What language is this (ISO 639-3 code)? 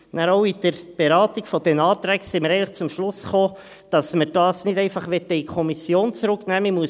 gsw